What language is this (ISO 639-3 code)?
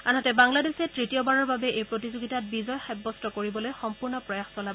asm